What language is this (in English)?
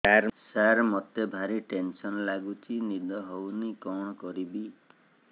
Odia